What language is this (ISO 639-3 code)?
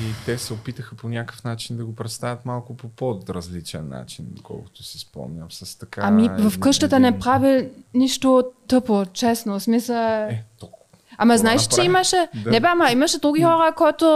bul